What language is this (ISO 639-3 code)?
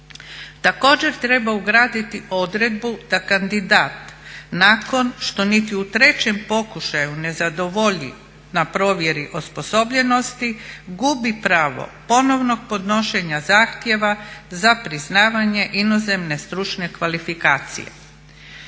hrv